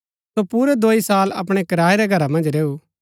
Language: Gaddi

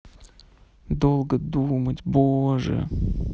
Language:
Russian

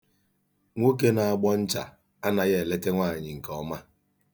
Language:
Igbo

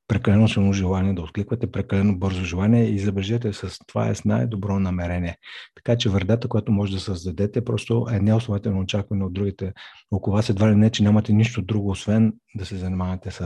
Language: Bulgarian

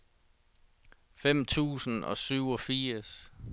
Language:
Danish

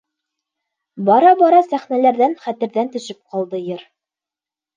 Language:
Bashkir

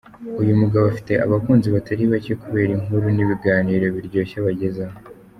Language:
Kinyarwanda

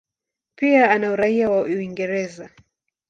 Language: Swahili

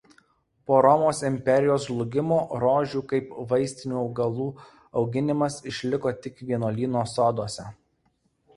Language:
Lithuanian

